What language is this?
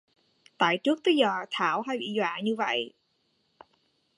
Vietnamese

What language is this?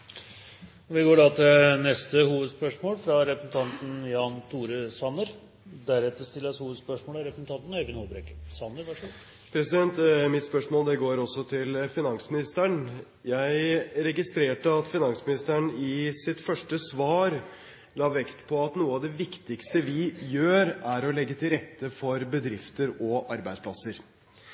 Norwegian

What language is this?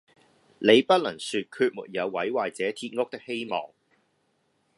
Cantonese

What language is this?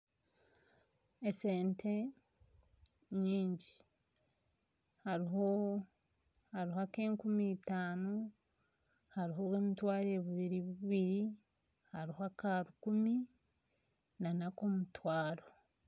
Nyankole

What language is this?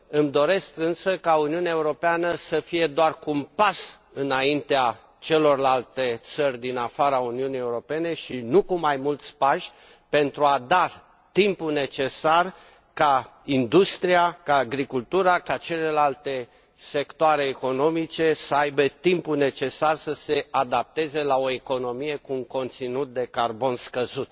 Romanian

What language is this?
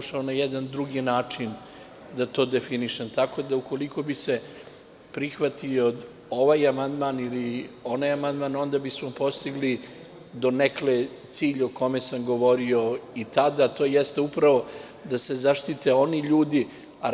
Serbian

